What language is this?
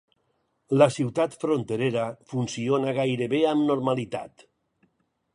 Catalan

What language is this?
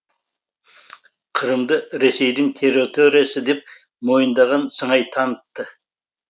Kazakh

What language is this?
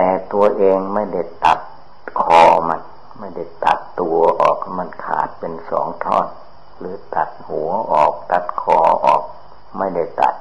Thai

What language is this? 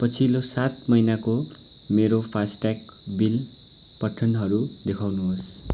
Nepali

